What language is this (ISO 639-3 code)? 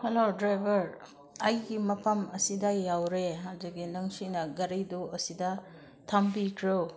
mni